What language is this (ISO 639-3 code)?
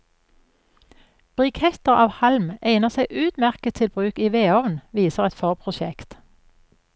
nor